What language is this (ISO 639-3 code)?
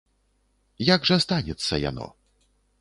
bel